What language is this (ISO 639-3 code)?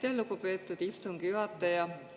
est